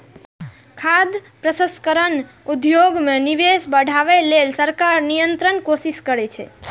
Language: Maithili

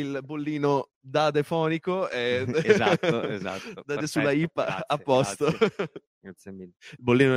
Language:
Italian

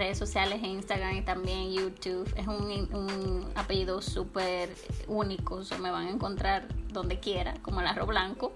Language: Spanish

